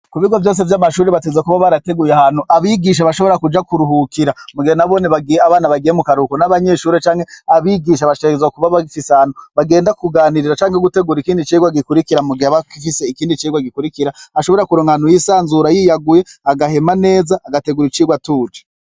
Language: Rundi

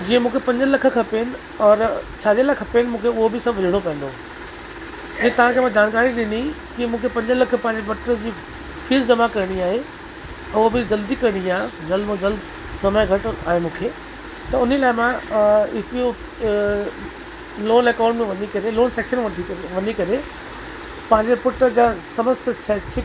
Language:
Sindhi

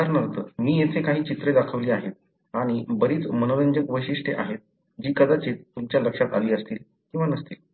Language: Marathi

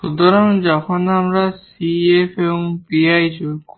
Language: Bangla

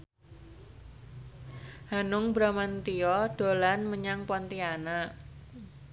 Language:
Javanese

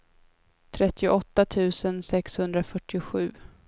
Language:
Swedish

